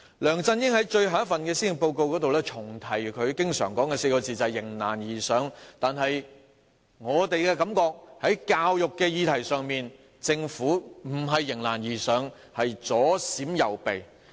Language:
Cantonese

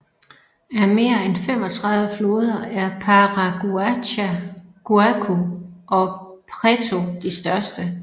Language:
Danish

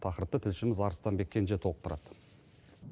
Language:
Kazakh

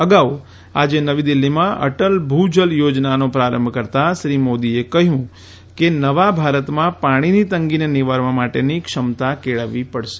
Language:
Gujarati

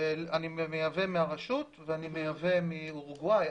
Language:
Hebrew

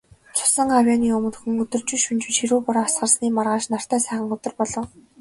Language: Mongolian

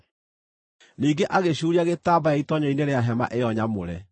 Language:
Kikuyu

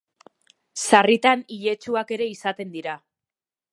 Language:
Basque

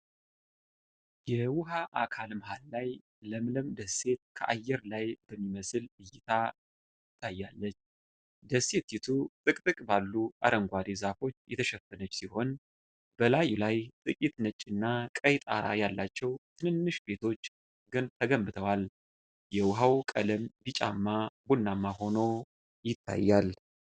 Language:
Amharic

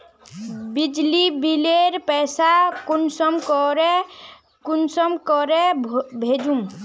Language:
Magahi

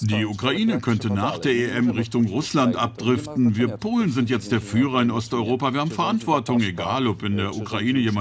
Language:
German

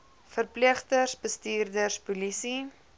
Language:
Afrikaans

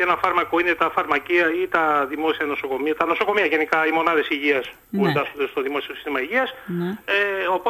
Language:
Greek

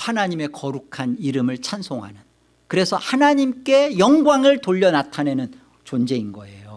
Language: Korean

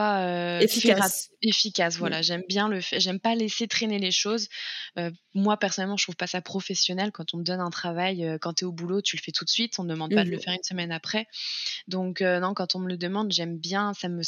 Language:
French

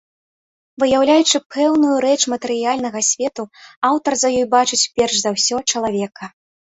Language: Belarusian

